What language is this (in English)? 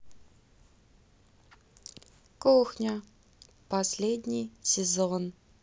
Russian